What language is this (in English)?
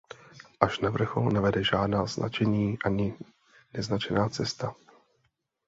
Czech